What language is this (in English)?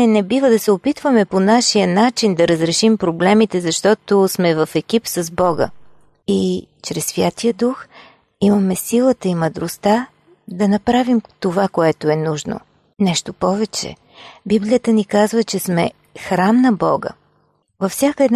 Bulgarian